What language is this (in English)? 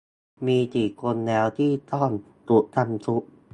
Thai